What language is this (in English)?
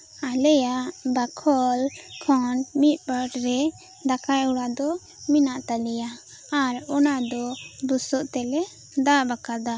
Santali